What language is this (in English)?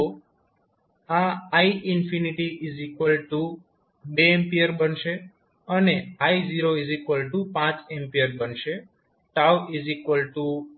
Gujarati